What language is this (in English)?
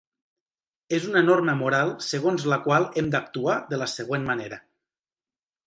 Catalan